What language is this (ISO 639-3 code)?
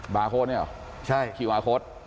tha